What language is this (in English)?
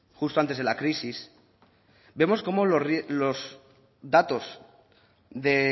Spanish